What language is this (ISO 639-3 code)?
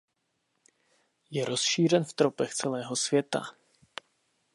ces